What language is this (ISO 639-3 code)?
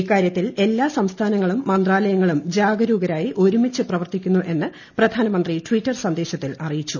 mal